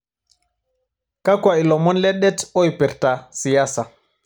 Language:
Masai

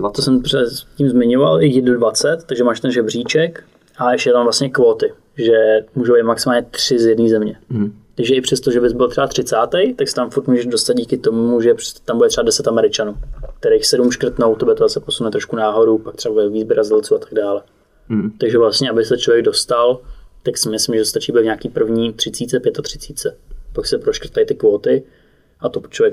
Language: Czech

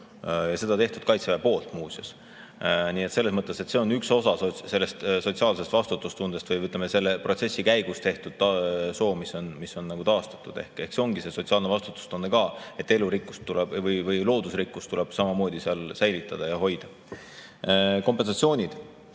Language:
Estonian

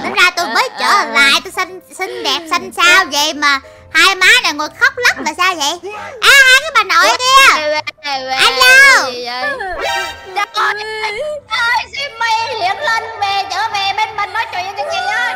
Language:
Vietnamese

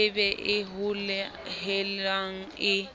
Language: Southern Sotho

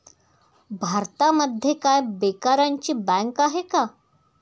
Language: Marathi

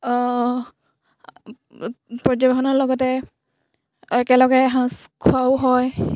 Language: Assamese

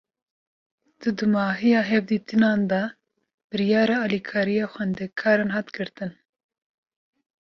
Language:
Kurdish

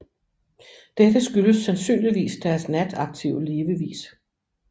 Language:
Danish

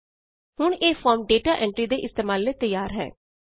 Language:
Punjabi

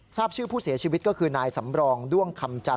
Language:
Thai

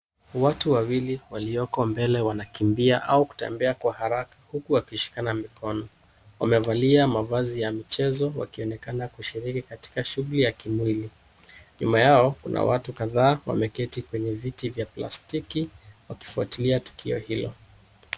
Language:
Swahili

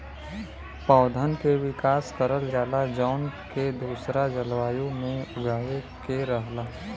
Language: Bhojpuri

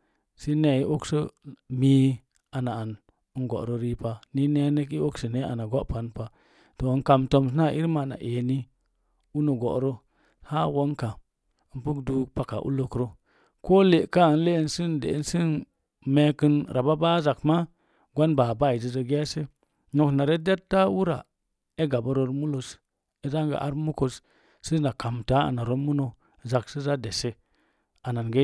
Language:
Mom Jango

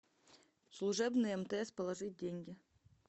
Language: Russian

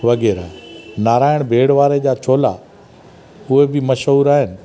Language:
Sindhi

